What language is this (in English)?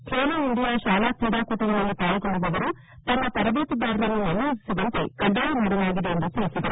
Kannada